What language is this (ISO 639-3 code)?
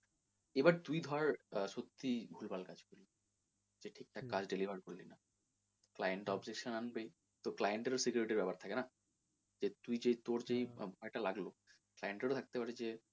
ben